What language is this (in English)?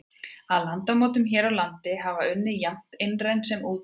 Icelandic